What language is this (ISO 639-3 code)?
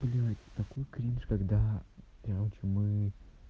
rus